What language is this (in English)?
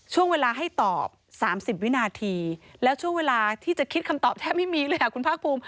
Thai